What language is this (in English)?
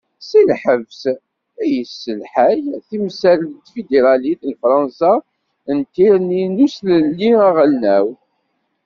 Kabyle